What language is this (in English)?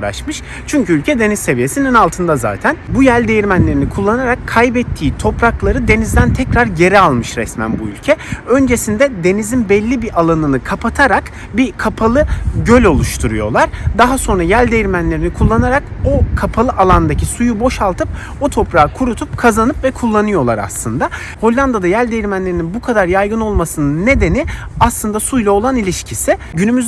Turkish